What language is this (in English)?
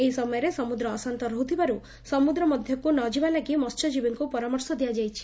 Odia